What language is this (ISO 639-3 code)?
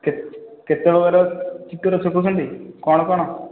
ori